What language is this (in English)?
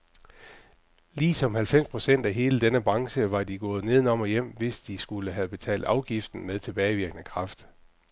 Danish